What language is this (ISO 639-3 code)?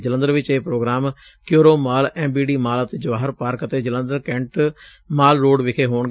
pan